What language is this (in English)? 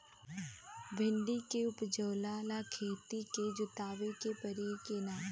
Bhojpuri